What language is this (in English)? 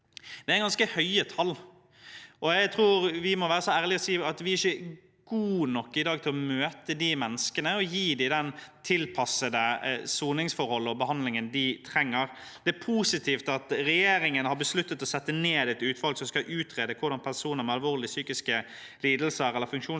Norwegian